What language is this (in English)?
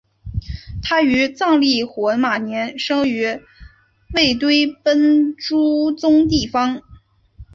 Chinese